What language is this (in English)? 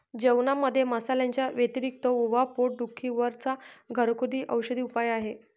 Marathi